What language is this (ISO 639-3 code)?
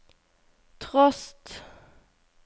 nor